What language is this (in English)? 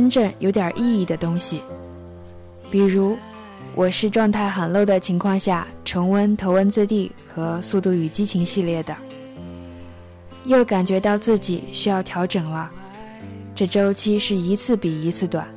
Chinese